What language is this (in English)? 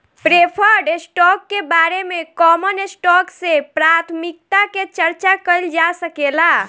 Bhojpuri